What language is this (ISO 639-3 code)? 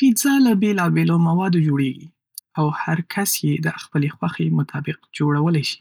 pus